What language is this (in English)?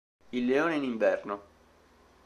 Italian